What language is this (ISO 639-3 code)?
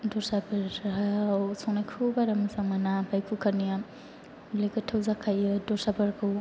brx